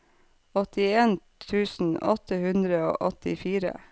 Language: Norwegian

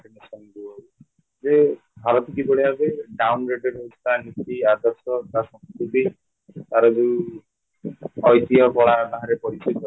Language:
Odia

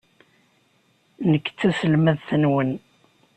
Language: Kabyle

